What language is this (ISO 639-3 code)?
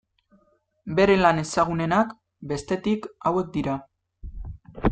eus